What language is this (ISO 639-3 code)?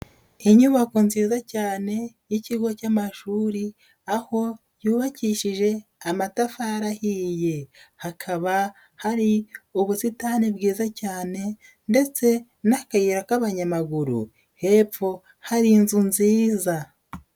kin